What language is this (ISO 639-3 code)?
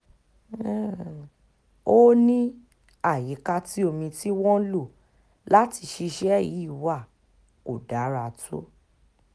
yor